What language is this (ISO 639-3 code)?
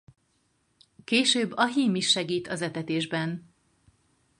hun